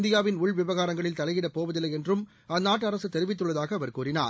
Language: Tamil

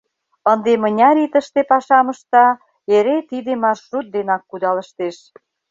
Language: Mari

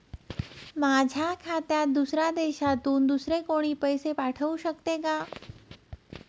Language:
Marathi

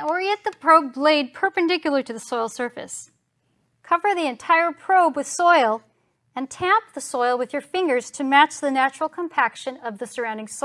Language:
English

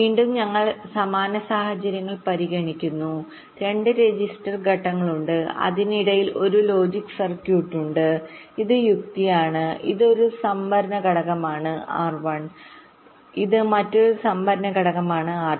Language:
Malayalam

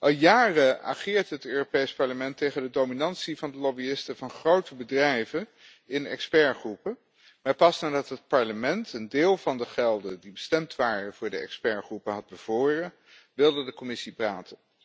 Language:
Dutch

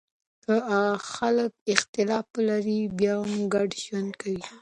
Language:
Pashto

